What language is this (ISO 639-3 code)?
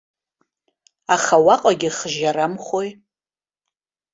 abk